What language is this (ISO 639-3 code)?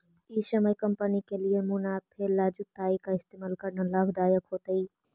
mag